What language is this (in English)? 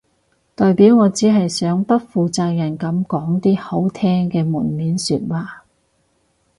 Cantonese